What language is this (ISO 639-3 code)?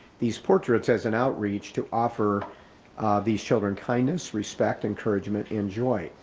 eng